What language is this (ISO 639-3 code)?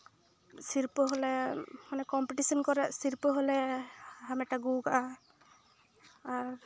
sat